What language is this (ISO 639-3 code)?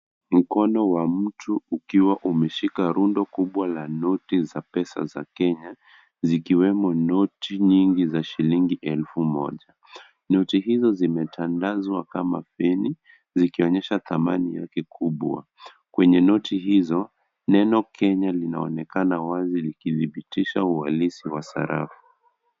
swa